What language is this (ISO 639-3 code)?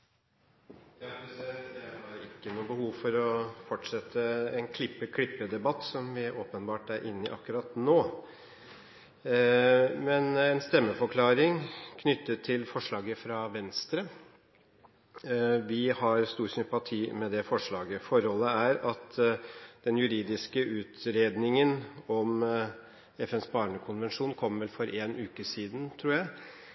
nob